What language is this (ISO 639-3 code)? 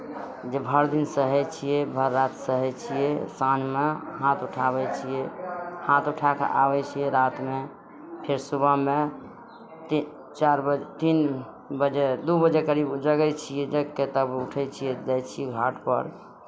mai